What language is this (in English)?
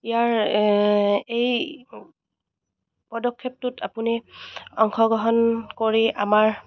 Assamese